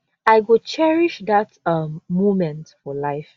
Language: Nigerian Pidgin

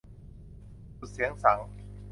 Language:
Thai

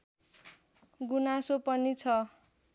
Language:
Nepali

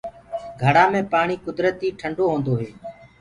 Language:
Gurgula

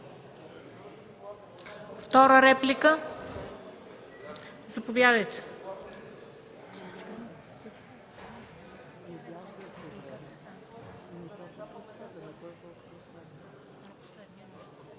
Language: Bulgarian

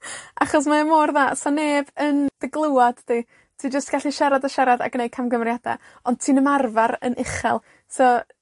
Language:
Welsh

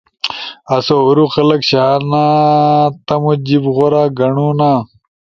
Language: Ushojo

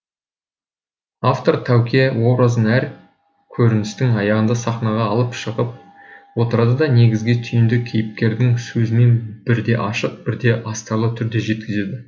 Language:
Kazakh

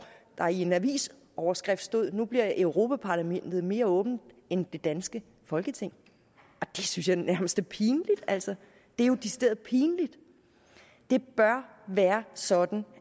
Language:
Danish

